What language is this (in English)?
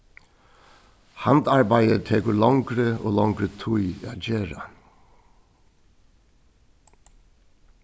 Faroese